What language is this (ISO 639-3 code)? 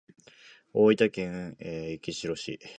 jpn